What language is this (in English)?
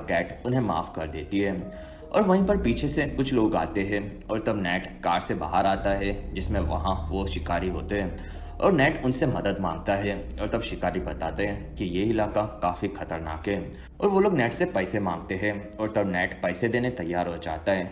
Hindi